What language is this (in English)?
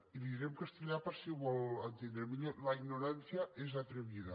Catalan